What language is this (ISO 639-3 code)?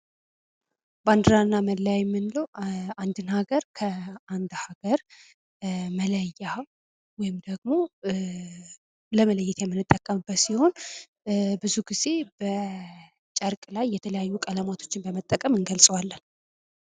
amh